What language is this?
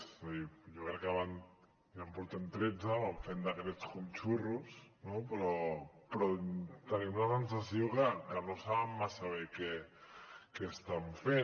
Catalan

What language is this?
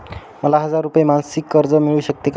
Marathi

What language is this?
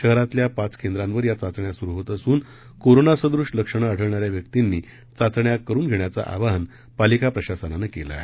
Marathi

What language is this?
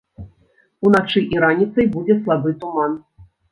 Belarusian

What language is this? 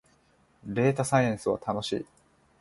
Japanese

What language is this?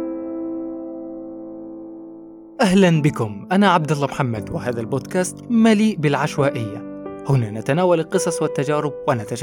Arabic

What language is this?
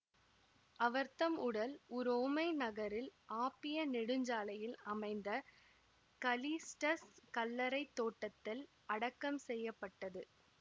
Tamil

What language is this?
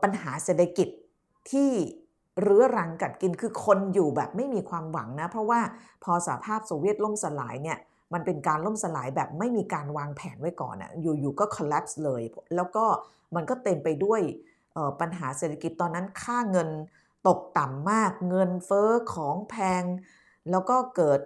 Thai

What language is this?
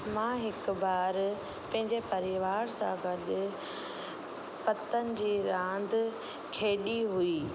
Sindhi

